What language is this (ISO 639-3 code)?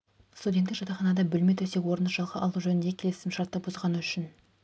kaz